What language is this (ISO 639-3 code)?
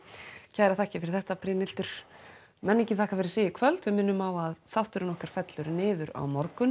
isl